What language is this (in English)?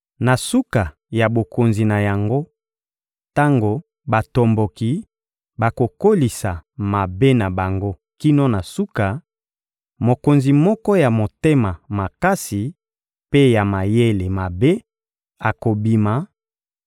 Lingala